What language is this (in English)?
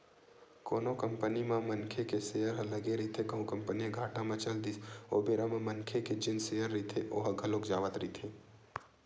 Chhattisgarhi